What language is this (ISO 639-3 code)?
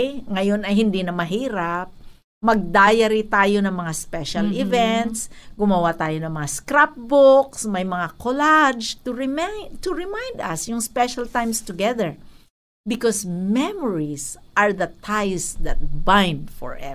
fil